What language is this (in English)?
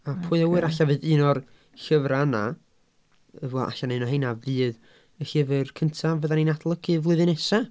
Welsh